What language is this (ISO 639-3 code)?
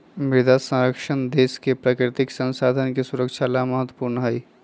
mag